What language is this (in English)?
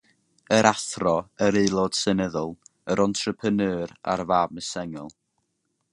Welsh